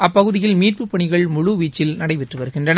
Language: Tamil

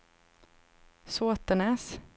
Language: Swedish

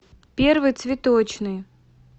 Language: Russian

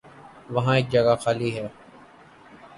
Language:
Urdu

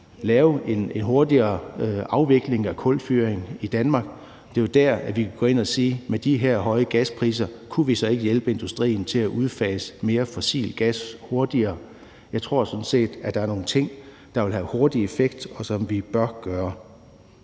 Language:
Danish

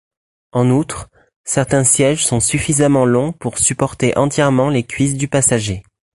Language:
French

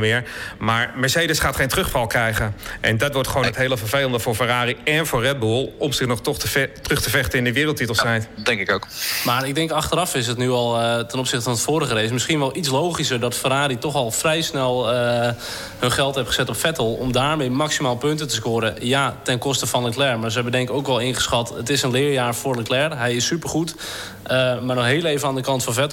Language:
Dutch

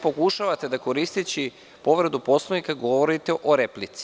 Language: Serbian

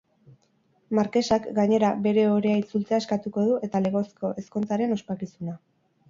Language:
Basque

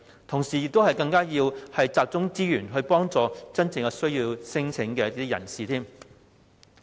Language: Cantonese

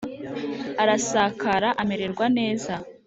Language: Kinyarwanda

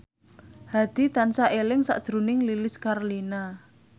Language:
Javanese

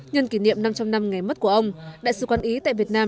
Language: Vietnamese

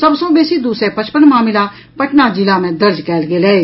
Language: Maithili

